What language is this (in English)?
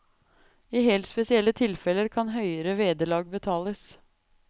Norwegian